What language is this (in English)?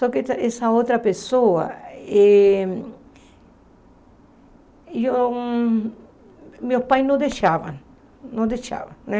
Portuguese